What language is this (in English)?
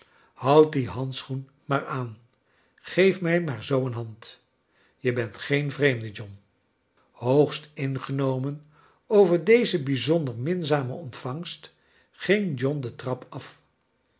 Dutch